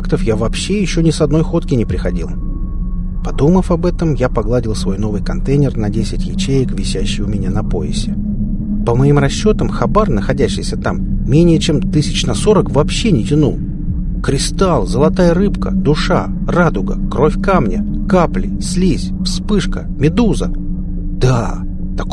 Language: Russian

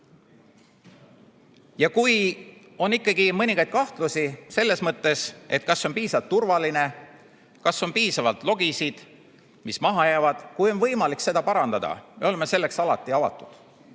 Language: Estonian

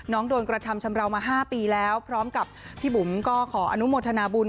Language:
Thai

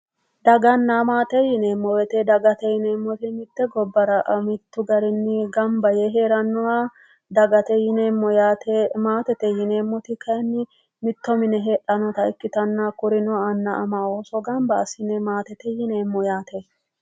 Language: Sidamo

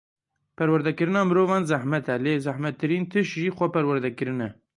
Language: Kurdish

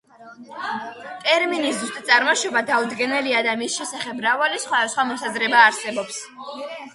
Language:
Georgian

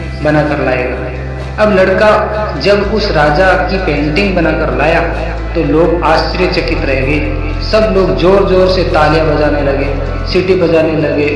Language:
Hindi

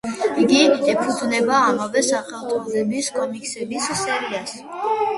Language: Georgian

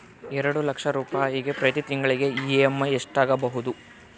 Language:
Kannada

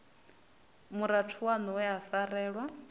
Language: Venda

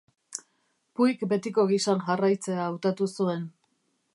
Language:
Basque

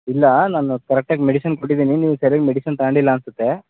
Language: Kannada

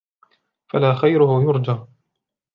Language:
Arabic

